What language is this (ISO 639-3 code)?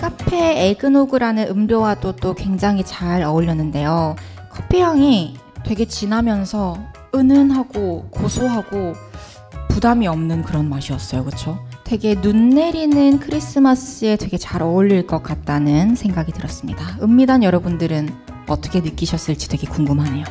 kor